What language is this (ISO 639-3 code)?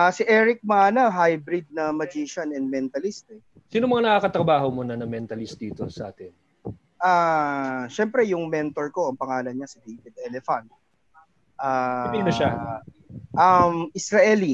fil